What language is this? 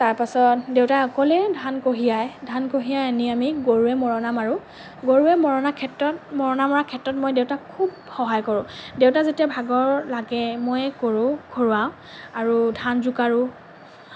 Assamese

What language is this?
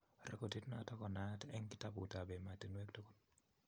Kalenjin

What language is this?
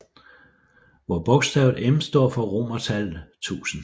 Danish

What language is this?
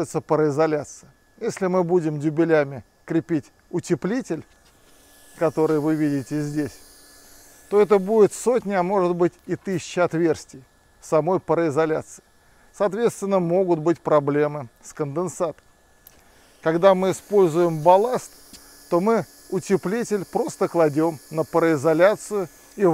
Russian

